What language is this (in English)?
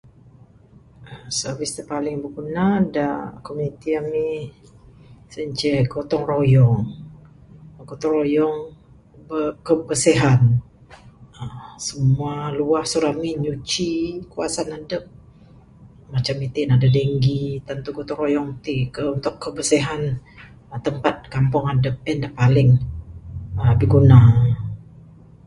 Bukar-Sadung Bidayuh